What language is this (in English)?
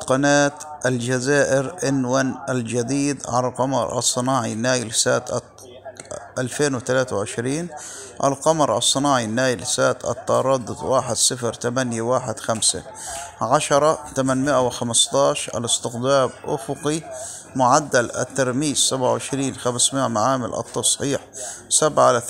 Arabic